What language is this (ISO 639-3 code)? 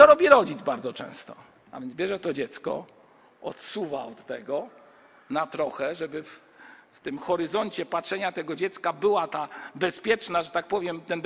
pol